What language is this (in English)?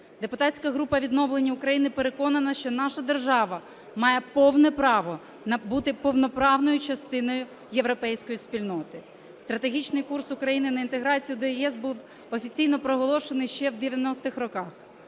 Ukrainian